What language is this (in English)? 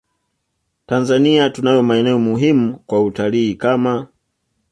Swahili